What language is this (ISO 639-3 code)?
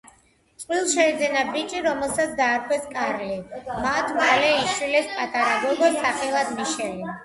kat